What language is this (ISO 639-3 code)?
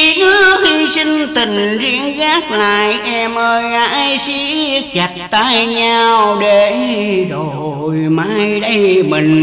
vie